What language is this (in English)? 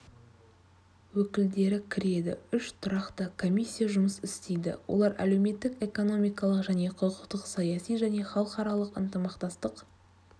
Kazakh